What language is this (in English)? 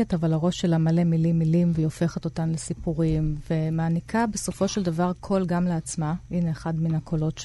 Hebrew